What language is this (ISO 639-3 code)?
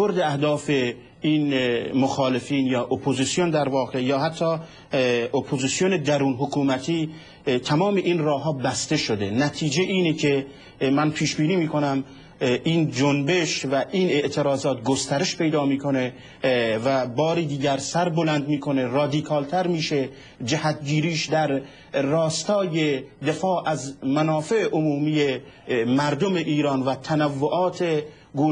fas